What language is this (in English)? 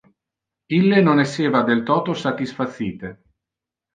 Interlingua